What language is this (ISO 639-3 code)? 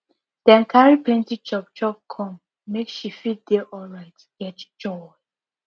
pcm